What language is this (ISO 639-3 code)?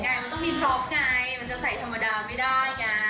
tha